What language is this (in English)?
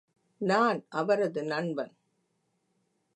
Tamil